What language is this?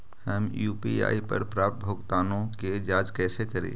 Magahi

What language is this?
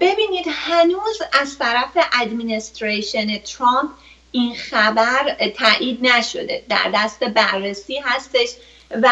Persian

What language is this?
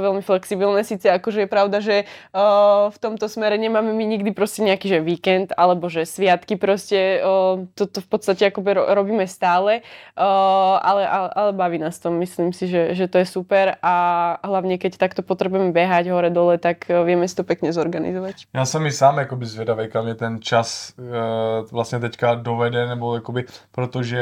Czech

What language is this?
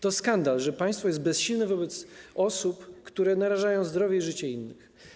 Polish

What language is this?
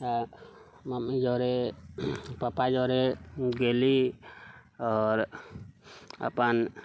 Maithili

